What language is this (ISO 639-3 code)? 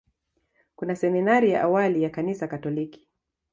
swa